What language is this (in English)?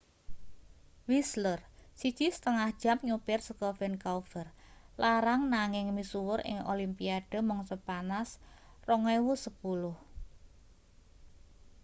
Javanese